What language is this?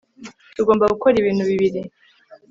Kinyarwanda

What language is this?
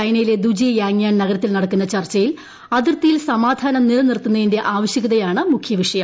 Malayalam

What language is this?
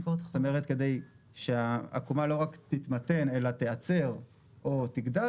Hebrew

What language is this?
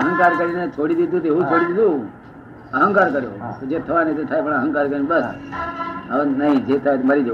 Gujarati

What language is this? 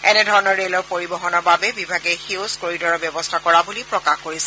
Assamese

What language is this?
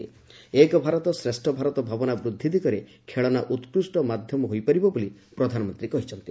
Odia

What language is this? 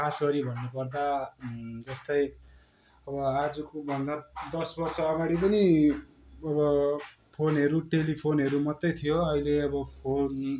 Nepali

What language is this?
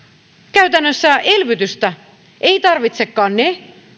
Finnish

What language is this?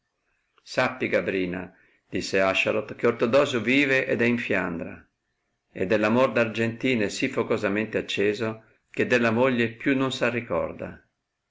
Italian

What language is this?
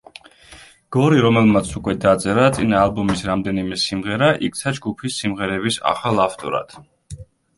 Georgian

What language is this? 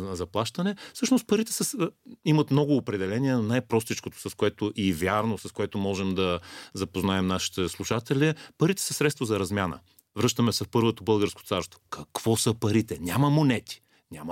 Bulgarian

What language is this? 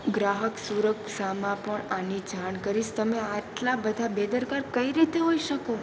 Gujarati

